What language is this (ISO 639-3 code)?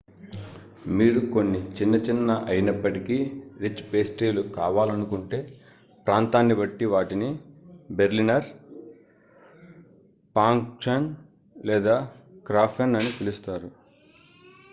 tel